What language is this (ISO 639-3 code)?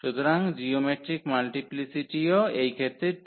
ben